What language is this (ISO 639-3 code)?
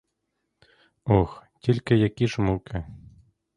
ukr